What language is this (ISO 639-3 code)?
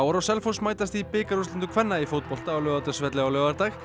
isl